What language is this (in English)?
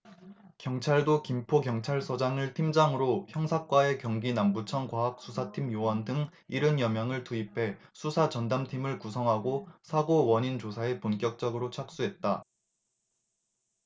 Korean